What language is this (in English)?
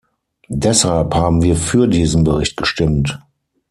German